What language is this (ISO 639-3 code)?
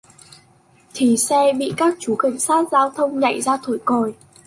vie